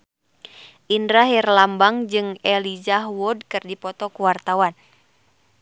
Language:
Sundanese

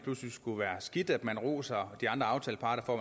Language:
Danish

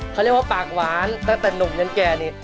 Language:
Thai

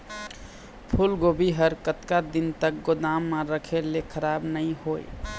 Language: Chhattisgarhi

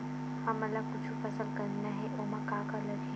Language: Chhattisgarhi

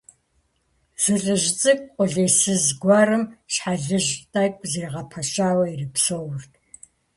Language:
Kabardian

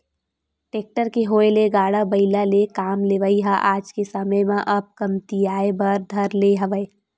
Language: Chhattisgarhi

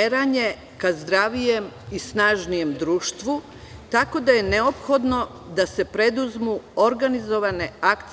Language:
Serbian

